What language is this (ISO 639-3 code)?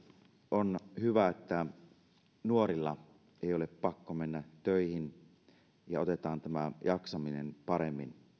fin